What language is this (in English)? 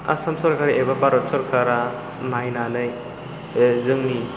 Bodo